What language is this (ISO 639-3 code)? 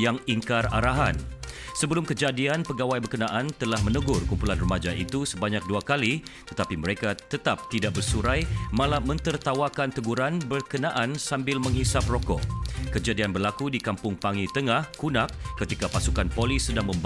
msa